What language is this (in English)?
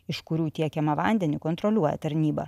Lithuanian